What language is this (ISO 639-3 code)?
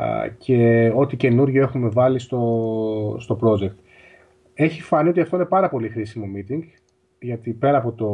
ell